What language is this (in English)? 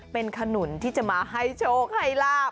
Thai